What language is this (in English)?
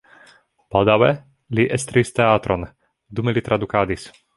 Esperanto